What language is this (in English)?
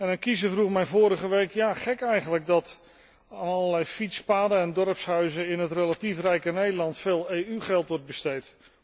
Dutch